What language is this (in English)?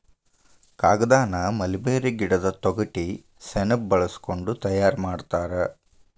Kannada